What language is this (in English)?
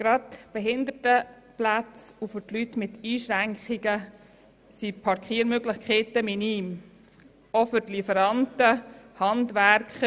Swiss German